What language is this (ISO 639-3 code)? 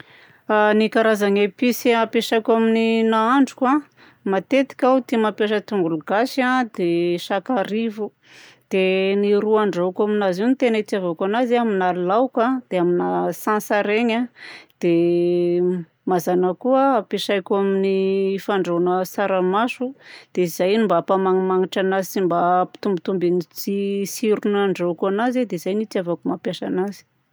bzc